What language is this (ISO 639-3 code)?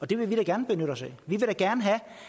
dan